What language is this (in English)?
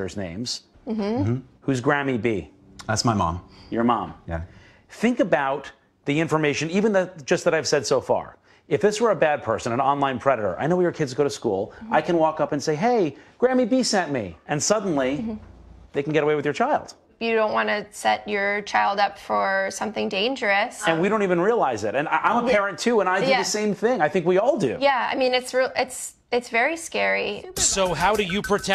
English